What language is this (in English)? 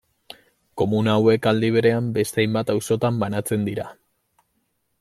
Basque